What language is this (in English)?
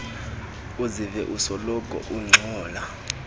Xhosa